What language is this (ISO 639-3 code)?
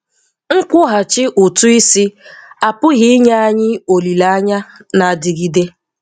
ibo